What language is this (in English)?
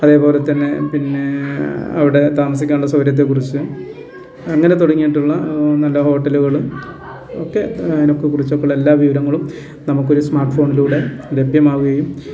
Malayalam